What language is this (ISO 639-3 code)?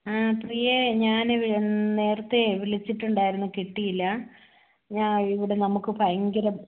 mal